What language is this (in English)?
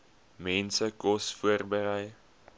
Afrikaans